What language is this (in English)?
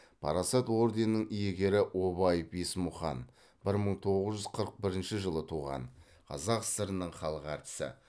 Kazakh